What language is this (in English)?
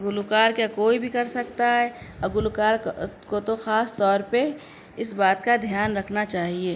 Urdu